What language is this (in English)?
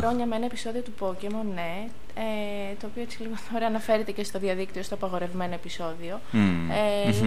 Greek